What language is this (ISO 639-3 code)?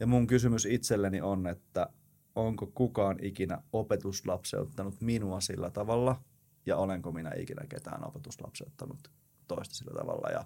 fin